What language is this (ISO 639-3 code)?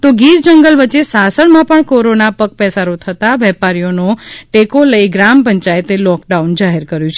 guj